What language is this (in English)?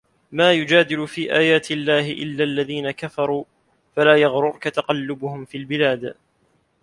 Arabic